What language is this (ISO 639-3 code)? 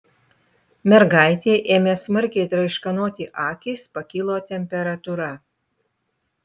lit